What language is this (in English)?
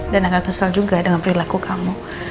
Indonesian